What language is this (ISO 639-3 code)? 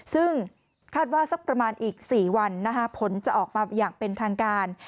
tha